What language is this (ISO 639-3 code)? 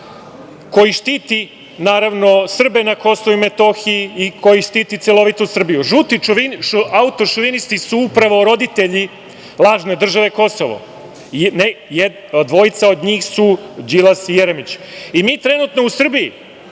srp